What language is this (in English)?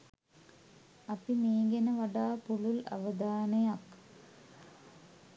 Sinhala